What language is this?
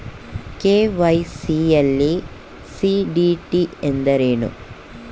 Kannada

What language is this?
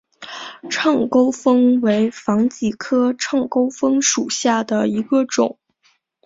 Chinese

